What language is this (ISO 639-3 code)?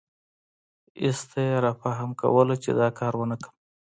pus